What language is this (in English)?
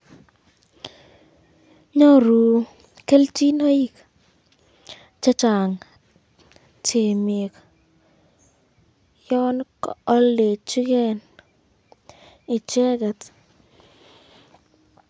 Kalenjin